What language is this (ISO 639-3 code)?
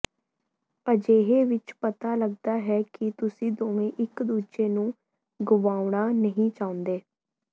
pan